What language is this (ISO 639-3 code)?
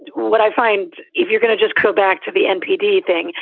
eng